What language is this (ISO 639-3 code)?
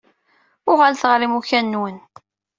kab